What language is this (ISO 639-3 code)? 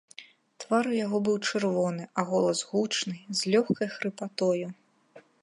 bel